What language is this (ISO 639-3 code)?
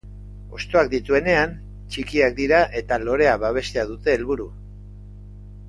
eus